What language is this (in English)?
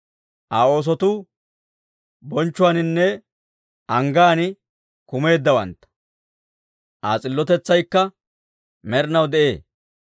Dawro